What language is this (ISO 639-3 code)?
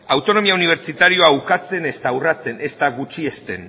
eus